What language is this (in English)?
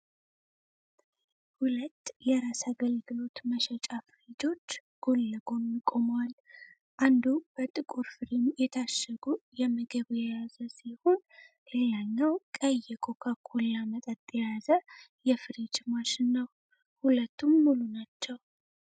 Amharic